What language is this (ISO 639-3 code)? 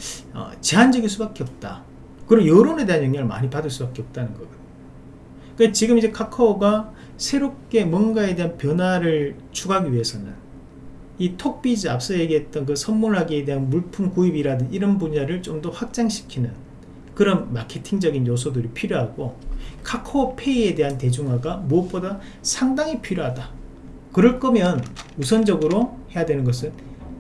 kor